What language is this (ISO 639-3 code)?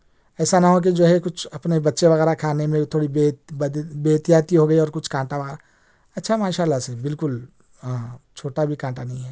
urd